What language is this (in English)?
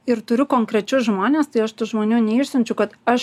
Lithuanian